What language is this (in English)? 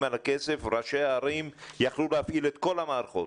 Hebrew